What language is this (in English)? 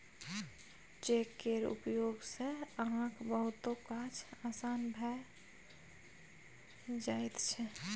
Maithili